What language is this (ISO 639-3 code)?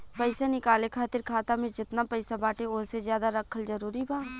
bho